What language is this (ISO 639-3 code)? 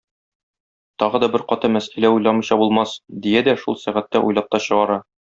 tat